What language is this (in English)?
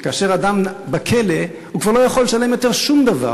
Hebrew